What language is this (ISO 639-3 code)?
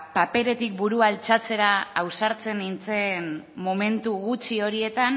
eus